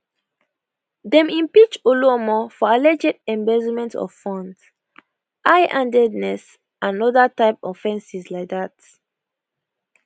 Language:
Nigerian Pidgin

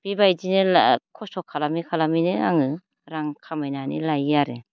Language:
Bodo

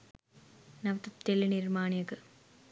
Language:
Sinhala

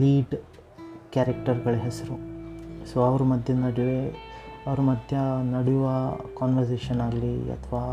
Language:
Kannada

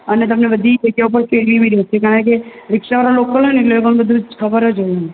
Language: Gujarati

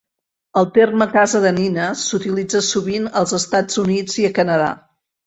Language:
Catalan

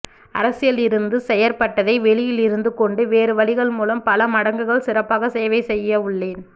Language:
Tamil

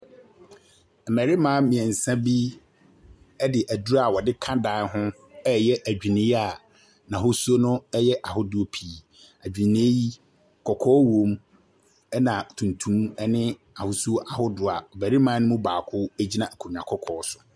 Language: Akan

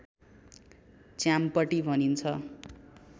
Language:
Nepali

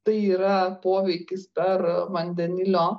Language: Lithuanian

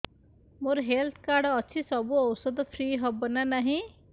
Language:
Odia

